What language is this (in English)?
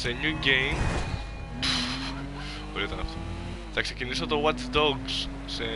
Greek